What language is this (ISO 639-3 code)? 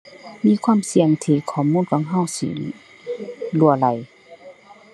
tha